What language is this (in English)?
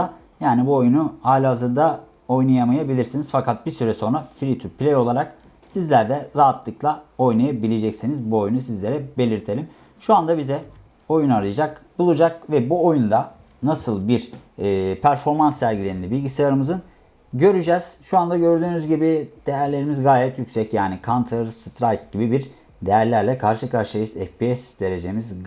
Turkish